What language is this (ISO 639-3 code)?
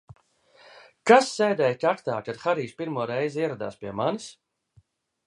lav